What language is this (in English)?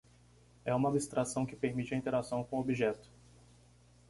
Portuguese